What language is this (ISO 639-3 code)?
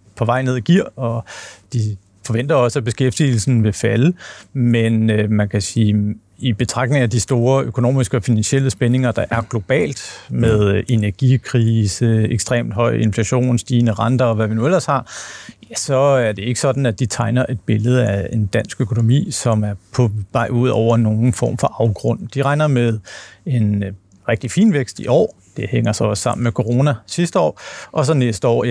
dan